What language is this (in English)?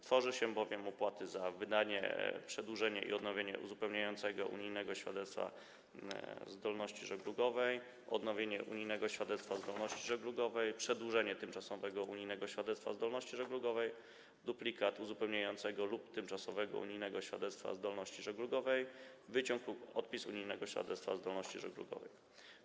Polish